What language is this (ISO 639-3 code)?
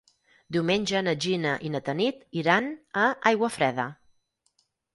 cat